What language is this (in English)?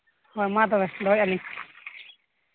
Santali